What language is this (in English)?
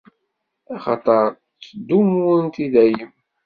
Kabyle